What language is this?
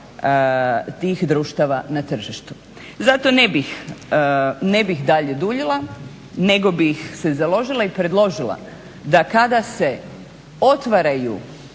Croatian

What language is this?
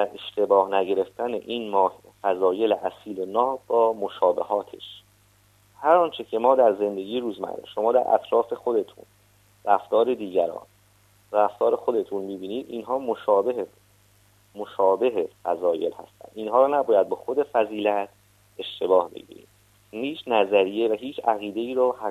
Persian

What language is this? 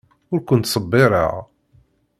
Kabyle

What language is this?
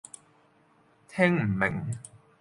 Cantonese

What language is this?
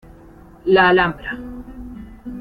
Spanish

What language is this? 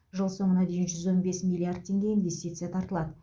Kazakh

